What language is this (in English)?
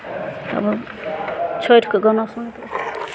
Maithili